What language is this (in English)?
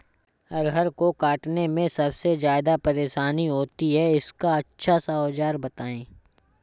Hindi